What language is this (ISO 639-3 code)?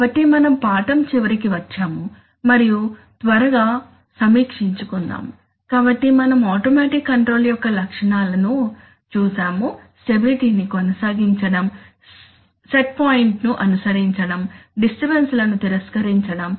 tel